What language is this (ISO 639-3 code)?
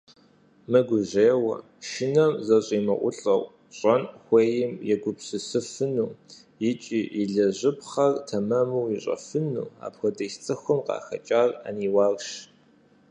kbd